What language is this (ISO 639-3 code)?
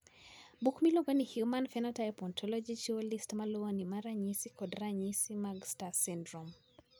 luo